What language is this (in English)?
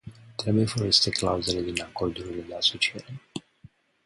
Romanian